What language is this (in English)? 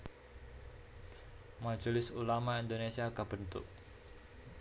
Javanese